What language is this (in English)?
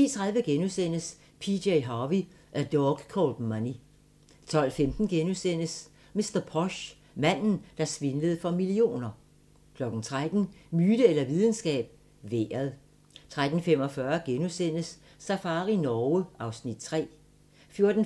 Danish